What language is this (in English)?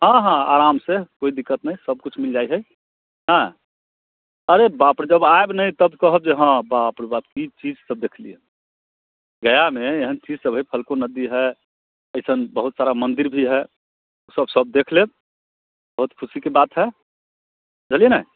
Maithili